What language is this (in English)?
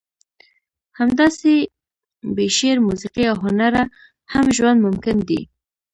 Pashto